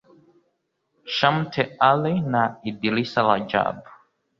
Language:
Kinyarwanda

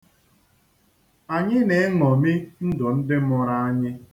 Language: Igbo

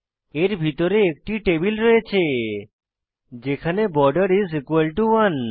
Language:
Bangla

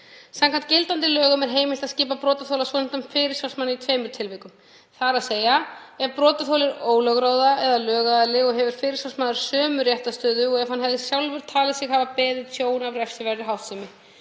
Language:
Icelandic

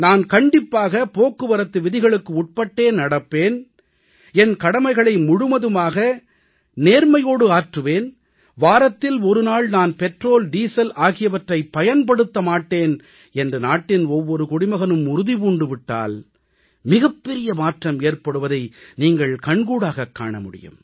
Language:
Tamil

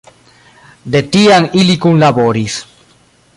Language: Esperanto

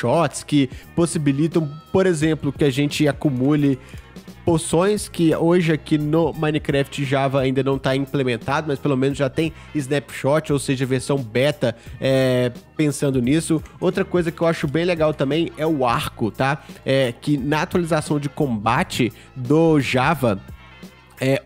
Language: Portuguese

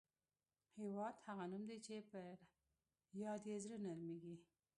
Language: Pashto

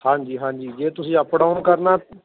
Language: Punjabi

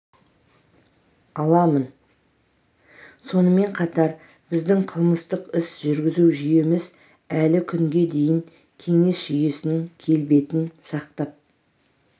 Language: Kazakh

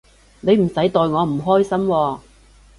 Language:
Cantonese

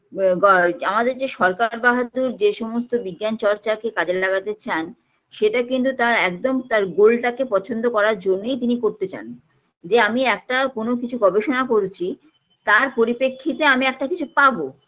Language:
Bangla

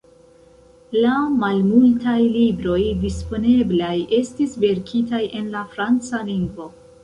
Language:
Esperanto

